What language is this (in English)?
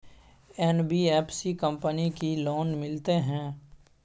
Maithili